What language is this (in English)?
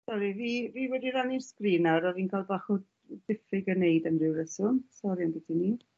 Welsh